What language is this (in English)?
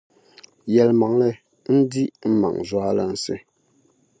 Dagbani